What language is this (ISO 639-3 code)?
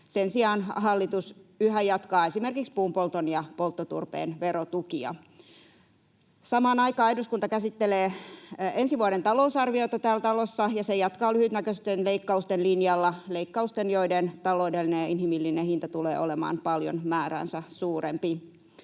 fin